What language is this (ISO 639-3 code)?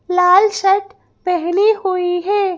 hin